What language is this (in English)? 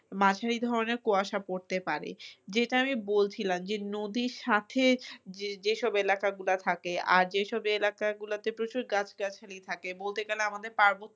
Bangla